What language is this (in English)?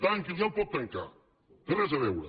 Catalan